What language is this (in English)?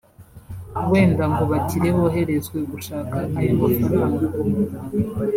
Kinyarwanda